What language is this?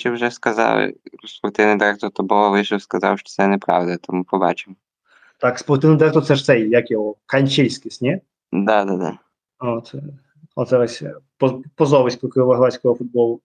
Ukrainian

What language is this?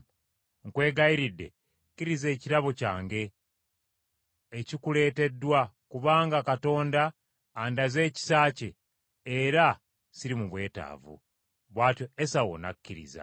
Ganda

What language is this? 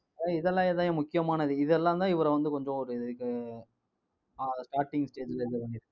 Tamil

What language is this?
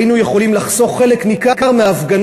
Hebrew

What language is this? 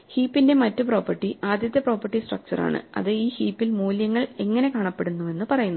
Malayalam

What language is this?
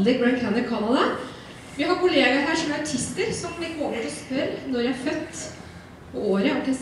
Norwegian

